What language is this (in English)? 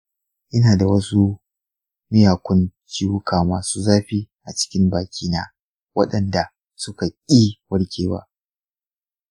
Hausa